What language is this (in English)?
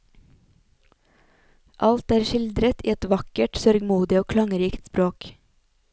Norwegian